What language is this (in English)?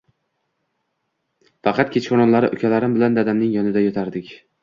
Uzbek